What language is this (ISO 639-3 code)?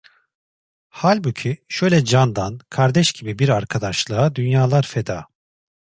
tur